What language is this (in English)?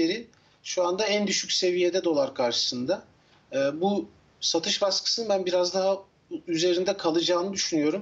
Turkish